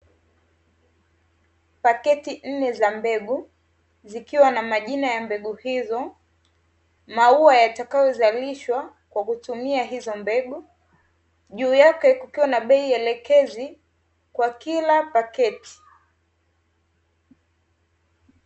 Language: Swahili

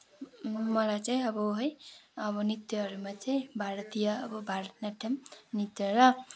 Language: Nepali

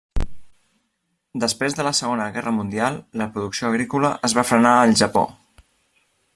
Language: Catalan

